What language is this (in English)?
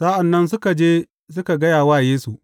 Hausa